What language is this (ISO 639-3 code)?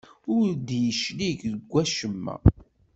kab